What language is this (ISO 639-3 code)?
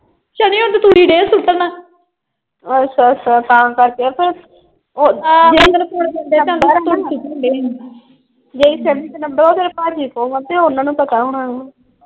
pan